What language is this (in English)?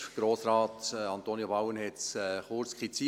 Swiss German